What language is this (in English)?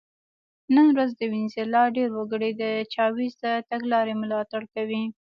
Pashto